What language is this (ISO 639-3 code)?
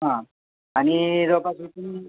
mar